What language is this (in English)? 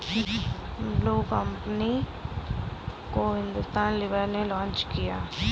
Hindi